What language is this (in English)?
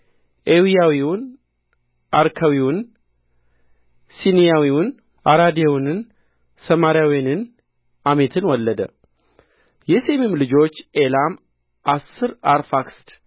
Amharic